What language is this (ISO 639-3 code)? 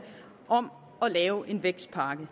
dan